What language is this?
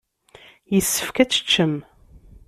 Kabyle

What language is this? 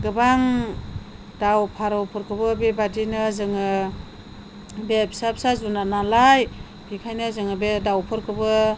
Bodo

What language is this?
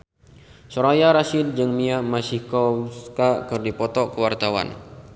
Sundanese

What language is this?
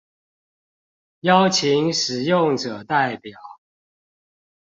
Chinese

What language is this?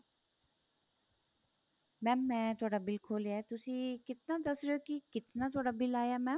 Punjabi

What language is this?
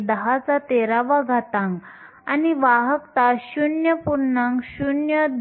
Marathi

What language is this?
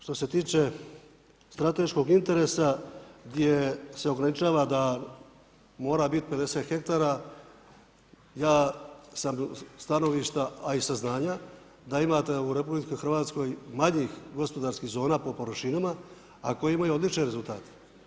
Croatian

